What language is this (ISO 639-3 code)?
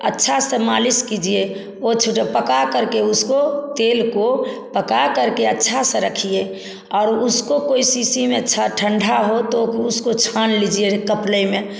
hin